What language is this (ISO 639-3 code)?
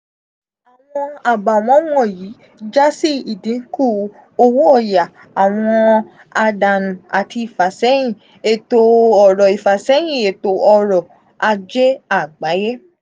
yor